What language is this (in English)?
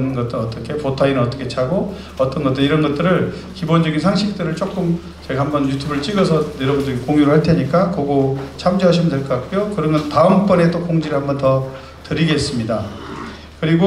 Korean